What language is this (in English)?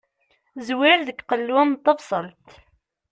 Kabyle